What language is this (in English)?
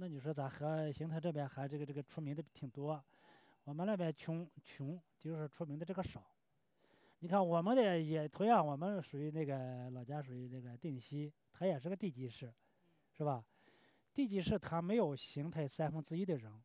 Chinese